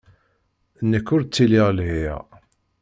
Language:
Kabyle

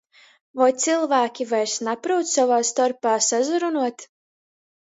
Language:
Latgalian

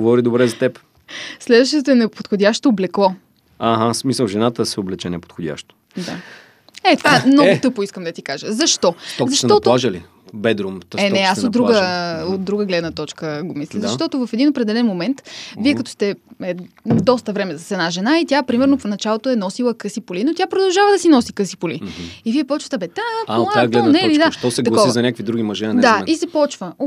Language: Bulgarian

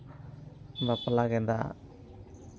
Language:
Santali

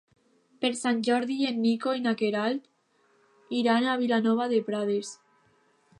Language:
Catalan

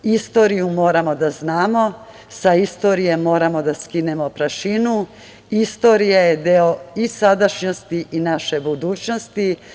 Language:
Serbian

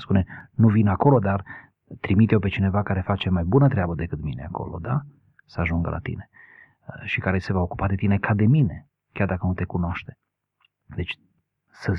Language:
Romanian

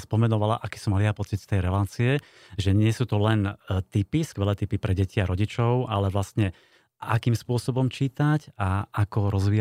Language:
Slovak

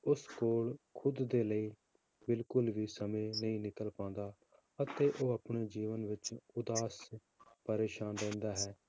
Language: Punjabi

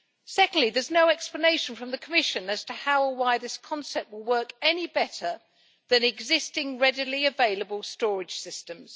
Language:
English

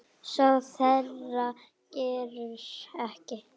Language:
Icelandic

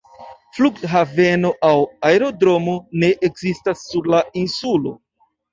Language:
Esperanto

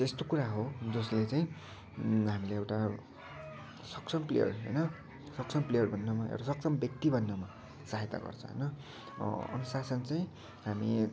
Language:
Nepali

